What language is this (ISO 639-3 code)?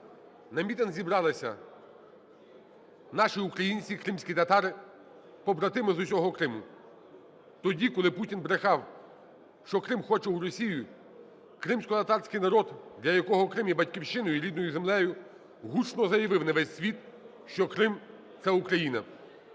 ukr